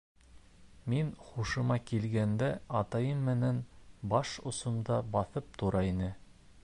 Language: Bashkir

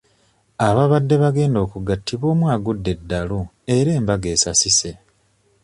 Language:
Ganda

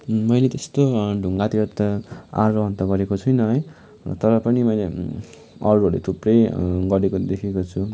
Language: Nepali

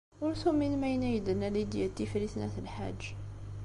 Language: Kabyle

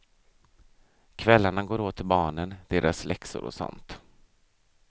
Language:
Swedish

